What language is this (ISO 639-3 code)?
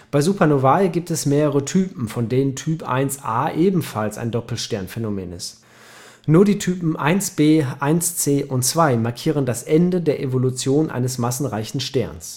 deu